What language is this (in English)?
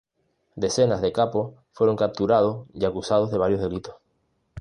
Spanish